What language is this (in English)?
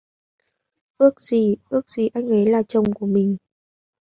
Vietnamese